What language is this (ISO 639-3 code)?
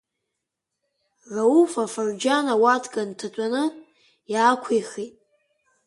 abk